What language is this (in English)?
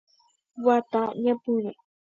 Guarani